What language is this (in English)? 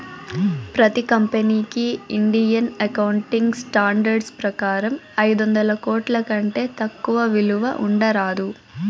Telugu